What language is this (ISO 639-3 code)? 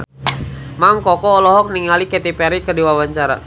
sun